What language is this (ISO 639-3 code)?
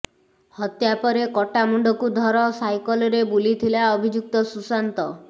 ori